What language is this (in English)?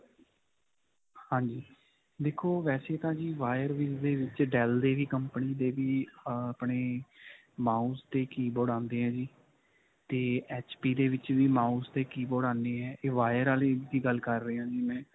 Punjabi